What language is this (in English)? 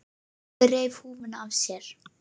Icelandic